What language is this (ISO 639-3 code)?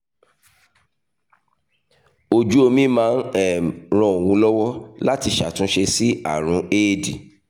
yor